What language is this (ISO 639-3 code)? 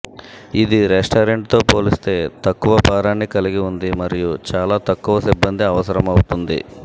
tel